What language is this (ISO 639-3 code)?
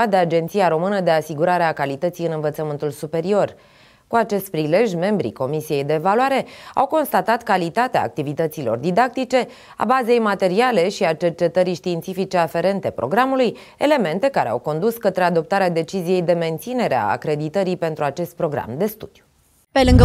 ron